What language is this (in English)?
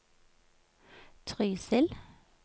Norwegian